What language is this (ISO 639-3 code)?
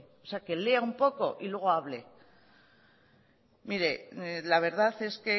spa